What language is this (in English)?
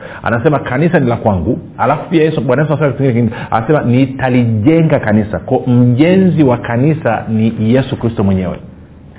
Swahili